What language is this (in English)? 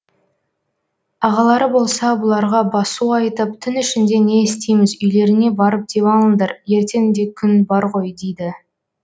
Kazakh